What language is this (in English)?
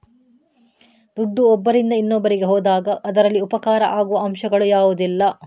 Kannada